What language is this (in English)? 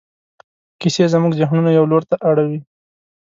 Pashto